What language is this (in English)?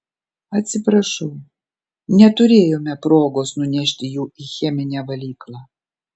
Lithuanian